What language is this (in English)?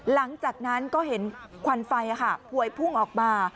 Thai